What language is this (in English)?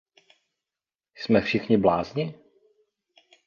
Czech